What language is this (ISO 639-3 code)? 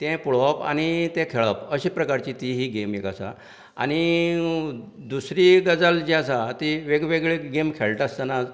kok